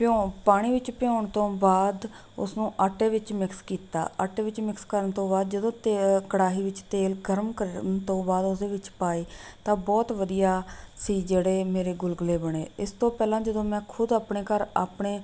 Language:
Punjabi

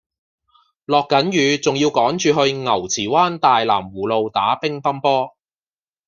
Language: Cantonese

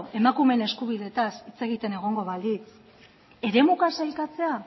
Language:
Basque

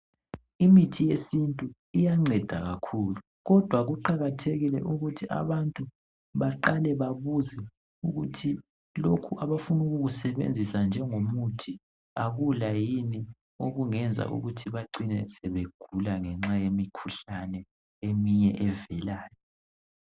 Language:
North Ndebele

